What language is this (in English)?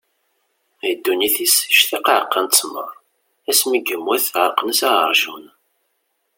Kabyle